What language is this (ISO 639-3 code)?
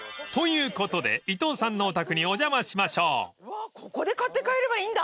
jpn